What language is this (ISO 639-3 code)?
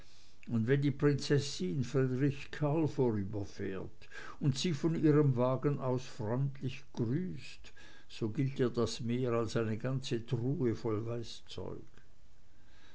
deu